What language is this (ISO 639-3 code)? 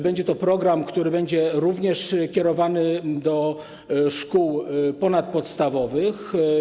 pol